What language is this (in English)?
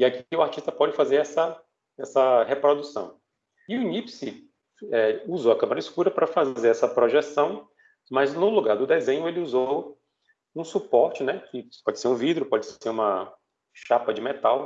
Portuguese